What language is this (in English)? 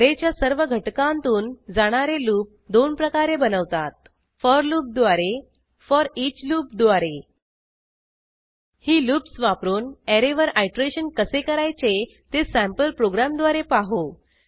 Marathi